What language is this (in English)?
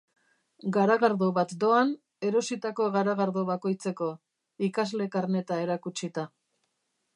Basque